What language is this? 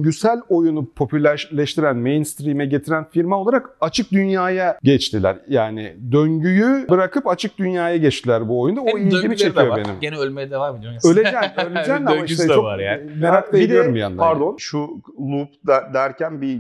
Turkish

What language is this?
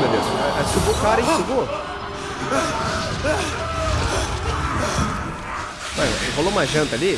Portuguese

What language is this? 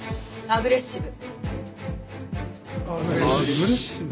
Japanese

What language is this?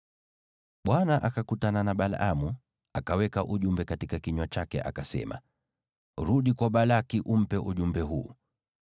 Swahili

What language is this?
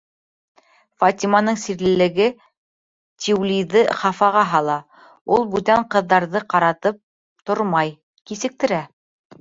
Bashkir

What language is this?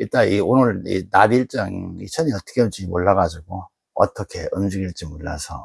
Korean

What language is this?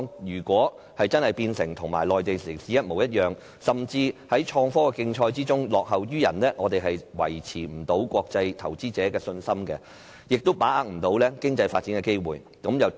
Cantonese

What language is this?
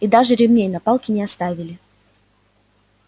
Russian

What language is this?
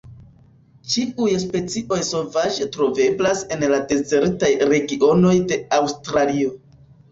Esperanto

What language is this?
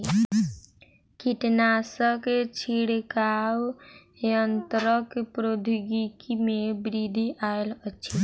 Maithili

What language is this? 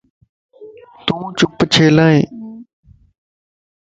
Lasi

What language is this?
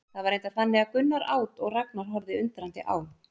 Icelandic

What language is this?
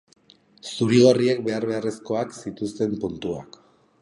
Basque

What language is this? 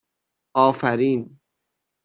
Persian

